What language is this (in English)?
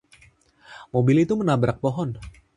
Indonesian